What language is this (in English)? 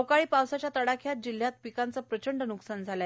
Marathi